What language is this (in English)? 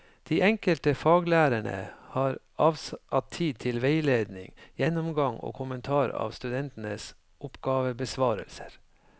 Norwegian